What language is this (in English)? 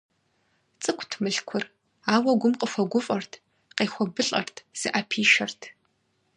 Kabardian